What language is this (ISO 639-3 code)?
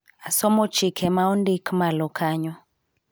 luo